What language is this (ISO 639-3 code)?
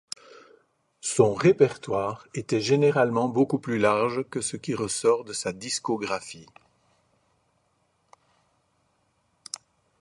fra